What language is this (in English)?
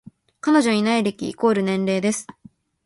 Japanese